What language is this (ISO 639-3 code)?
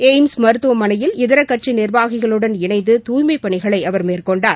tam